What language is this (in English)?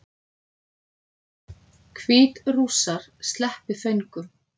Icelandic